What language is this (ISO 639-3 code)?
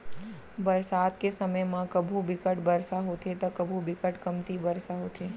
hne